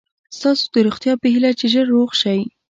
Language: Pashto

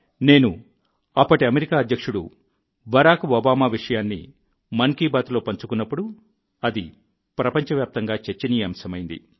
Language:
Telugu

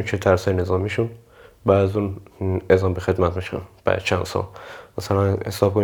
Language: Persian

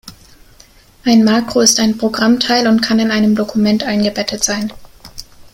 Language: German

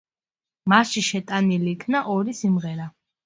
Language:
Georgian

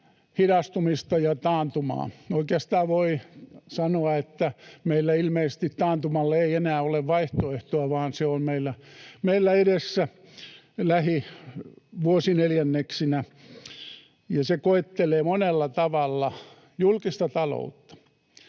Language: Finnish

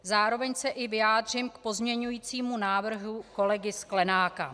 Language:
Czech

